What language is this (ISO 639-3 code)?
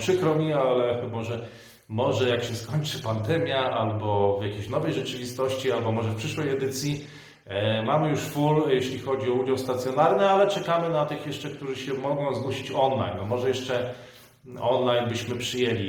pol